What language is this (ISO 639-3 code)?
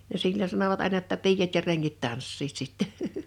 fin